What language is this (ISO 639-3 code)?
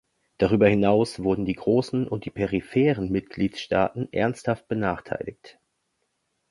deu